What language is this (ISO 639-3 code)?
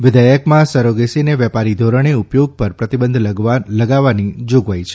guj